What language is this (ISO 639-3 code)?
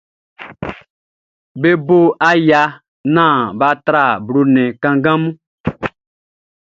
bci